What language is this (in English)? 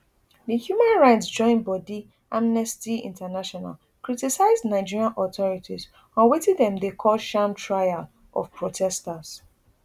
Nigerian Pidgin